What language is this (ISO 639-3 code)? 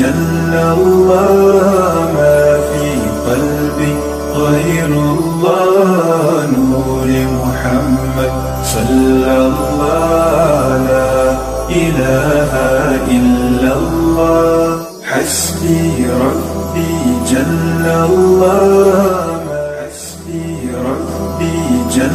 ara